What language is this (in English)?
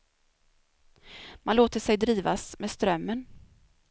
Swedish